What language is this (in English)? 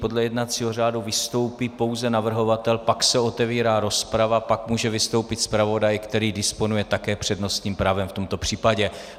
Czech